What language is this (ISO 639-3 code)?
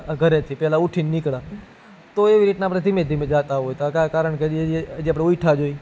guj